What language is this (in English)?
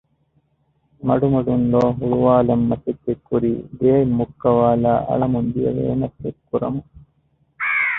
Divehi